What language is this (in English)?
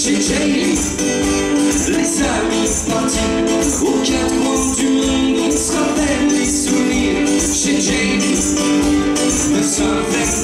Romanian